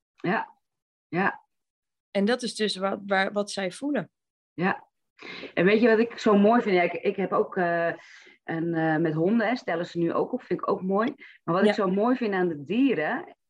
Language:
Dutch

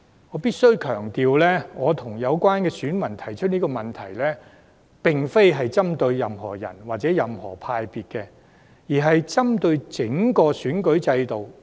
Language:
Cantonese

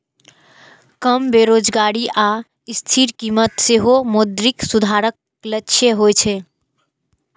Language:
Maithili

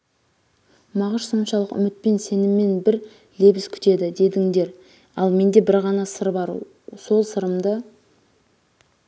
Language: Kazakh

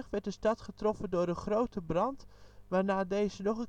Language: Dutch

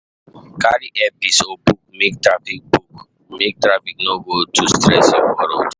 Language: Nigerian Pidgin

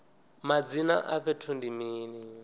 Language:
Venda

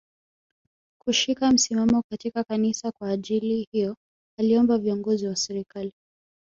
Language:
Swahili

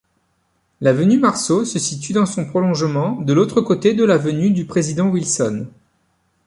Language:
French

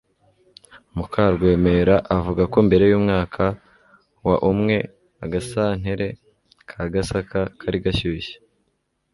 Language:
Kinyarwanda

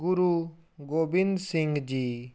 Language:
Punjabi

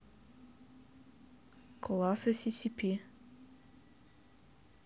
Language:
Russian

